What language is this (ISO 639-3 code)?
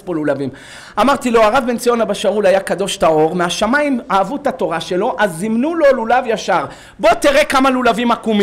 heb